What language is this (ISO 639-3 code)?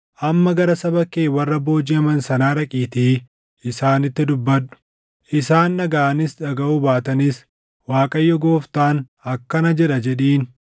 orm